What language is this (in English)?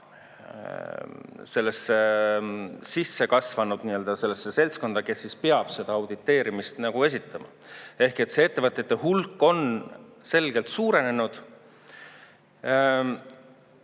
Estonian